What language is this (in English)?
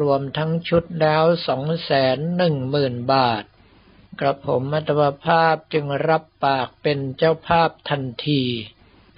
Thai